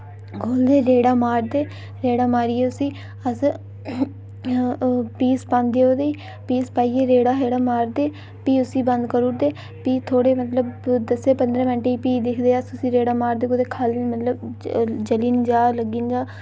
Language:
Dogri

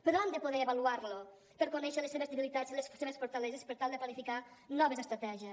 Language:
Catalan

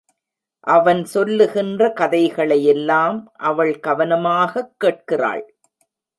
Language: Tamil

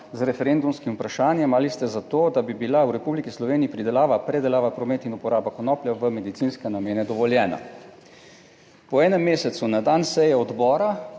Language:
Slovenian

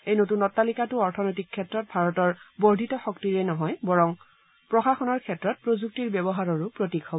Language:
Assamese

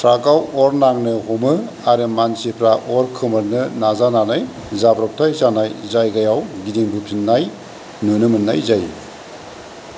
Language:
Bodo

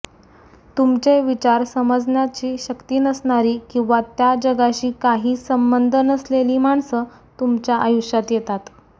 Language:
Marathi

